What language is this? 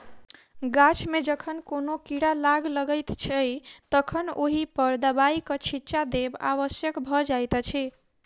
Maithili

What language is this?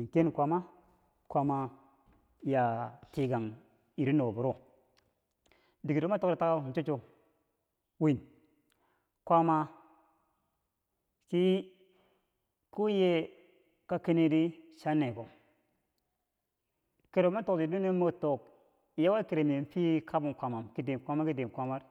Bangwinji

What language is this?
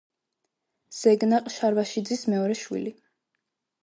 Georgian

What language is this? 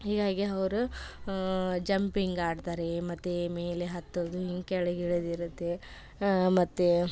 Kannada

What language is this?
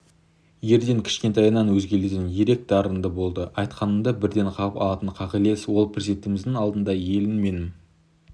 Kazakh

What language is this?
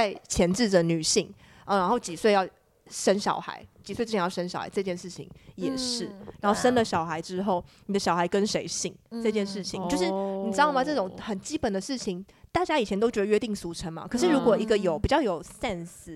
Chinese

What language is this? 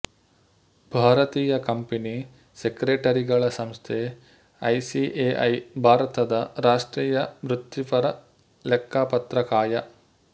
Kannada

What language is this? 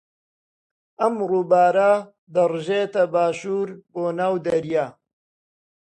Central Kurdish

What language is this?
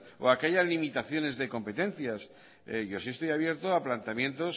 Spanish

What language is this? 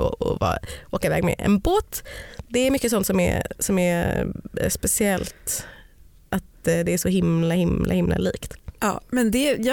Swedish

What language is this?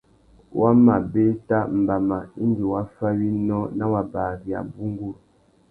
Tuki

